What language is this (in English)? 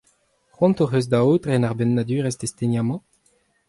Breton